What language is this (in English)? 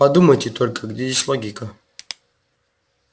Russian